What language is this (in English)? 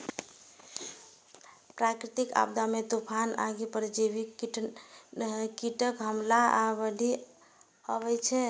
Maithili